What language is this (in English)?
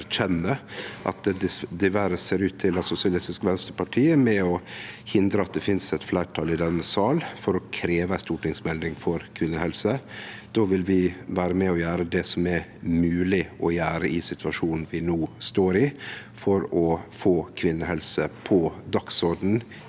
Norwegian